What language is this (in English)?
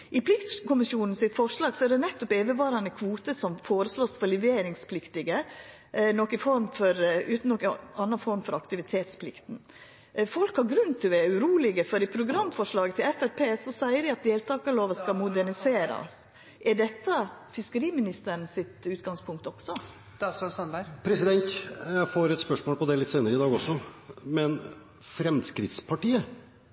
Norwegian